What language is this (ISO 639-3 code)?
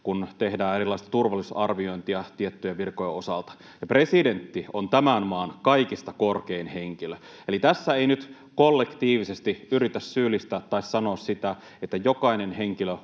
fin